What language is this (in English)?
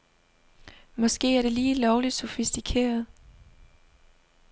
Danish